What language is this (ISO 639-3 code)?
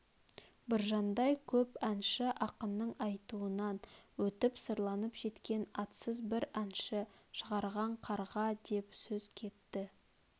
kaz